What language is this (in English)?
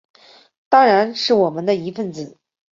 Chinese